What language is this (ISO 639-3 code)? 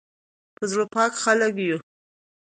pus